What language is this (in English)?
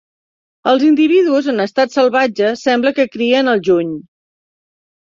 Catalan